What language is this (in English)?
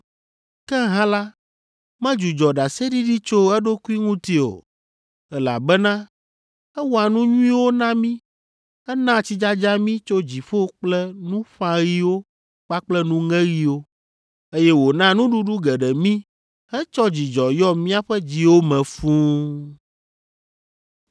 Ewe